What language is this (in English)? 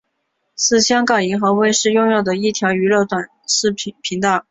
Chinese